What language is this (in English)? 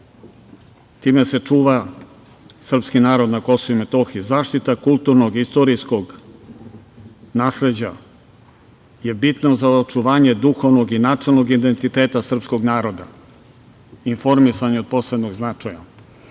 Serbian